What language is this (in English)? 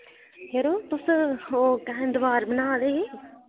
Dogri